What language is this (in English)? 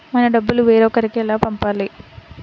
Telugu